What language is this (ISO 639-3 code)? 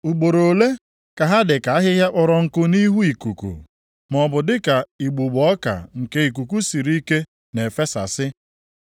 ibo